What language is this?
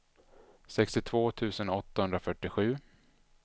Swedish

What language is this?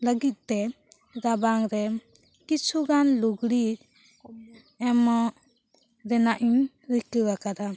Santali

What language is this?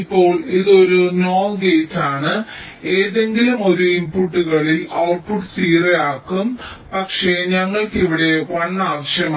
Malayalam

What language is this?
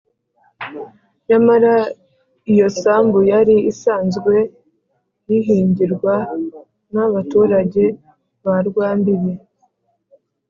Kinyarwanda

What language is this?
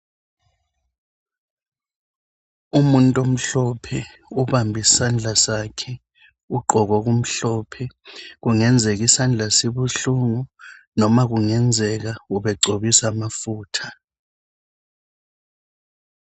North Ndebele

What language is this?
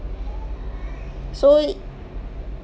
English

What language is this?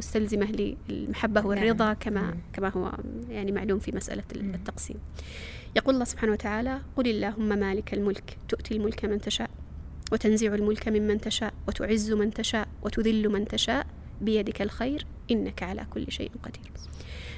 Arabic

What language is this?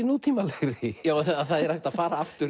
Icelandic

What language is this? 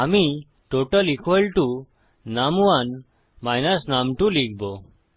Bangla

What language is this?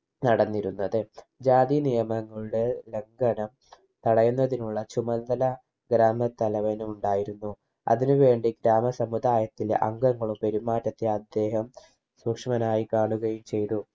Malayalam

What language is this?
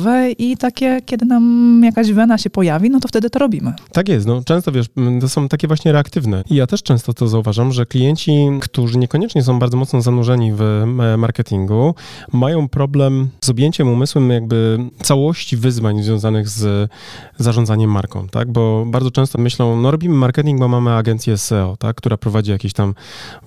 Polish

